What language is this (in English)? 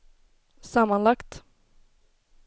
Swedish